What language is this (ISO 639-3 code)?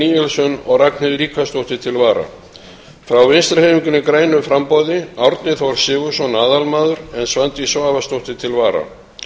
isl